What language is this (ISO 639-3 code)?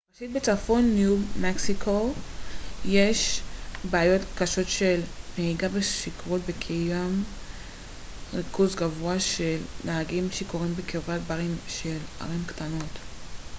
heb